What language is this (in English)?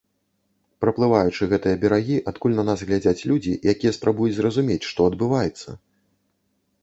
Belarusian